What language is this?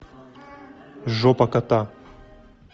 Russian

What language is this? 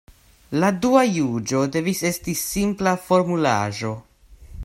Esperanto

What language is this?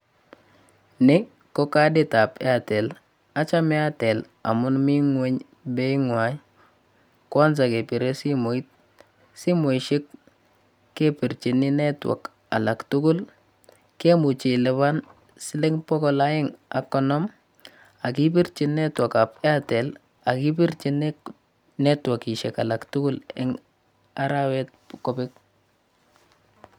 Kalenjin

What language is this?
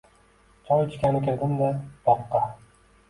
Uzbek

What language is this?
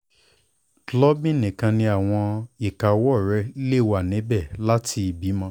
Yoruba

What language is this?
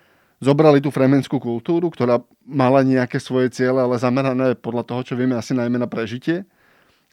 Slovak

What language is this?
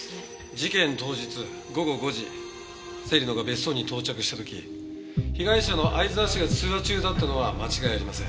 Japanese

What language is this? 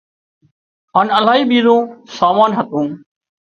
Wadiyara Koli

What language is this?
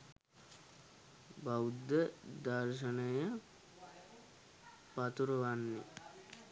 Sinhala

